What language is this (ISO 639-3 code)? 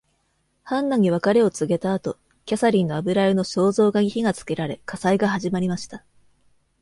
jpn